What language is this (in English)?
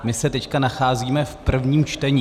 Czech